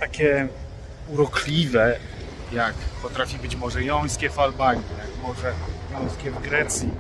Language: Polish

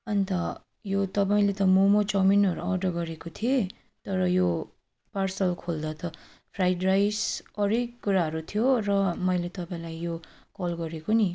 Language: Nepali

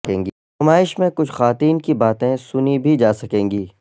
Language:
Urdu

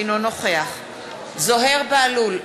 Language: Hebrew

